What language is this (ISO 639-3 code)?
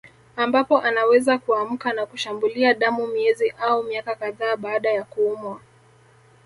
swa